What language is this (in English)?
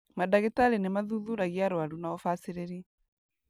Kikuyu